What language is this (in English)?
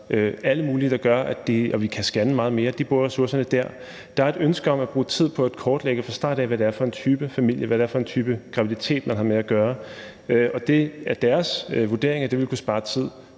Danish